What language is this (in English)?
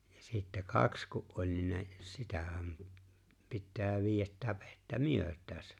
Finnish